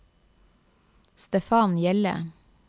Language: Norwegian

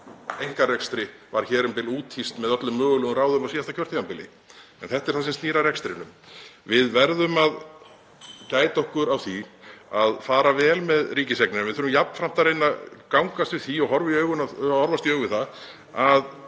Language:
Icelandic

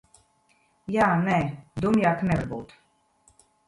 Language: Latvian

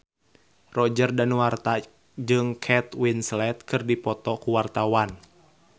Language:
Sundanese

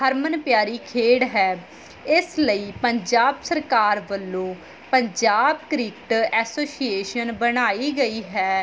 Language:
Punjabi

